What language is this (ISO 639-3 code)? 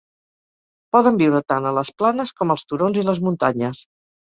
cat